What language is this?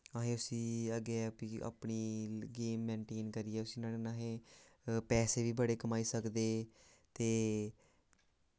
Dogri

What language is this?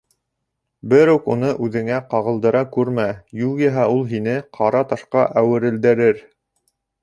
Bashkir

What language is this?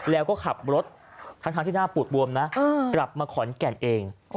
Thai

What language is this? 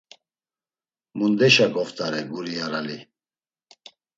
Laz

